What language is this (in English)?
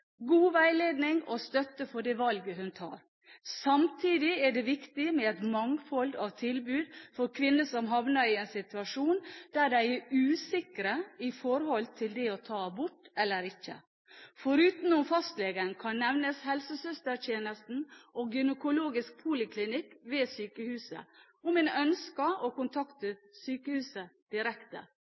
Norwegian Bokmål